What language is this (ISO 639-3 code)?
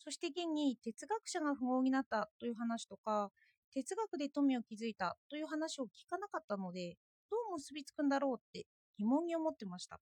jpn